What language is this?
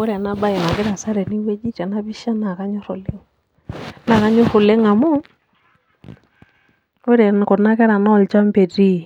Masai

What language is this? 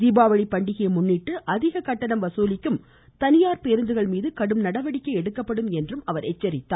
Tamil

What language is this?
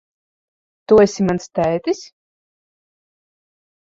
Latvian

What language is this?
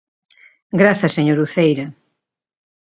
Galician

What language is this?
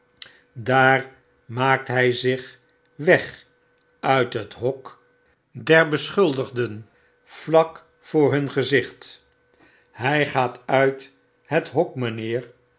Dutch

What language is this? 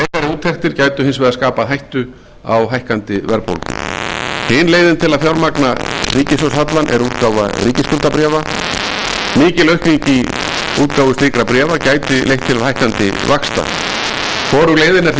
Icelandic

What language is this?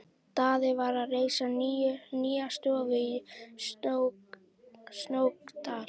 Icelandic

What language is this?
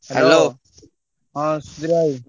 Odia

